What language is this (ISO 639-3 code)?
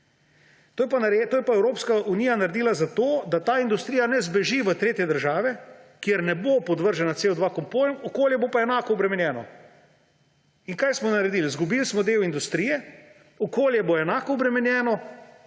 slv